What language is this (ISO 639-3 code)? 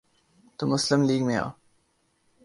urd